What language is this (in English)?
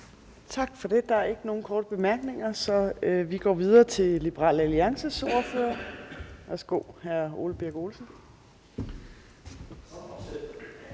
Danish